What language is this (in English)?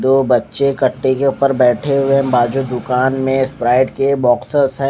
Hindi